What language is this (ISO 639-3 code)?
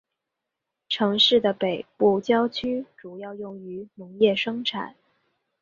zho